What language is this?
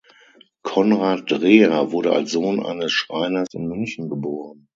German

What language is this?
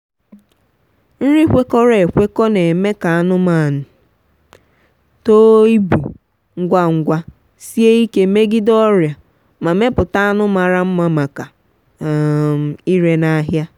Igbo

